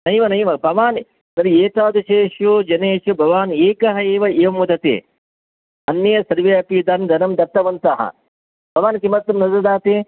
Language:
Sanskrit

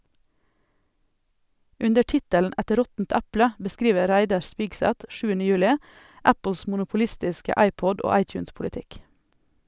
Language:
Norwegian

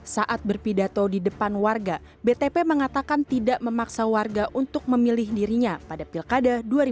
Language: Indonesian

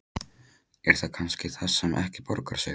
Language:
Icelandic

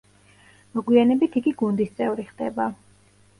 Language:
Georgian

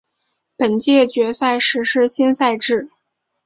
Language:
Chinese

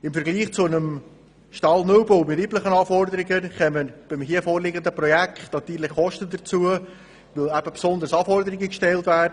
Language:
Swiss German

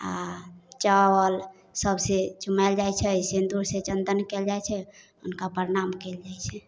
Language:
Maithili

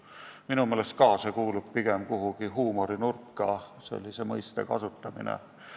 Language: Estonian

